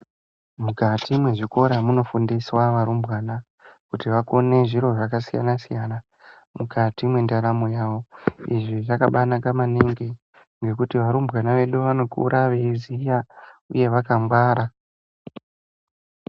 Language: Ndau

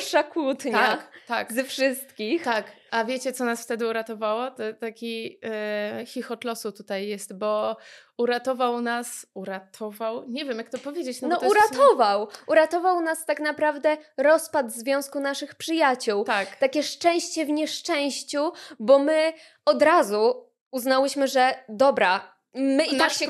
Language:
Polish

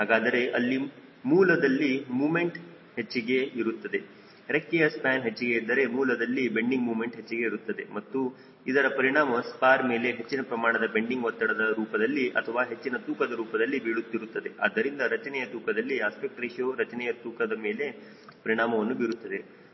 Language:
Kannada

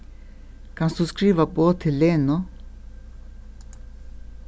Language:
Faroese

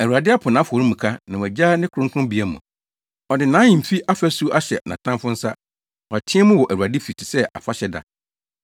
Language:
Akan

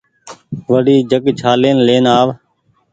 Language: Goaria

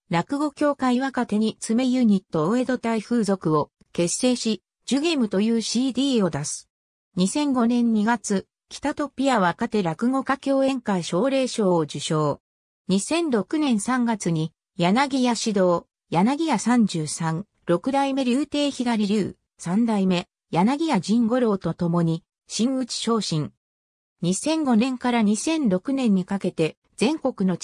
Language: Japanese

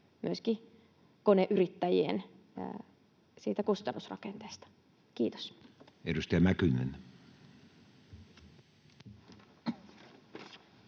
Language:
Finnish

